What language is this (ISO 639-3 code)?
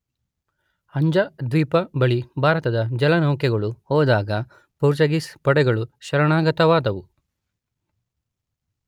kan